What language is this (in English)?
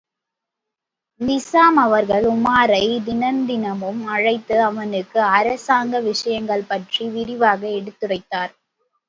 Tamil